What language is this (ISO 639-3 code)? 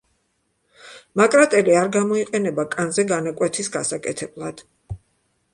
kat